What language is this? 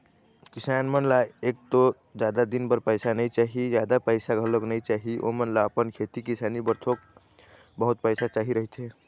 Chhattisgarhi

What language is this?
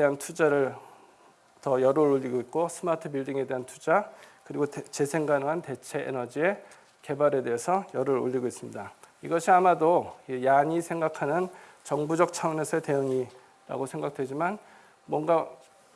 Korean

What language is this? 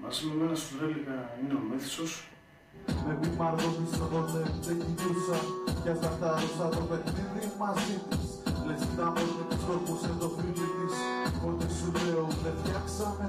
Greek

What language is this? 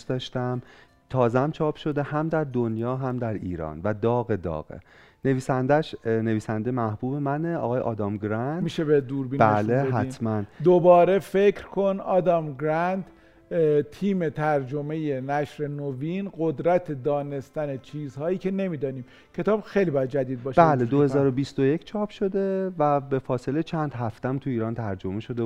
Persian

